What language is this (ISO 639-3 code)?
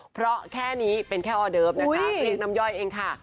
tha